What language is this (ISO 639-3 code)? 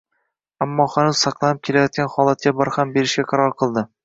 uzb